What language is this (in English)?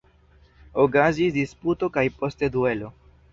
Esperanto